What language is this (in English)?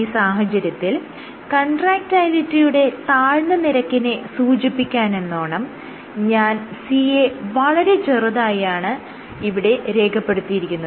Malayalam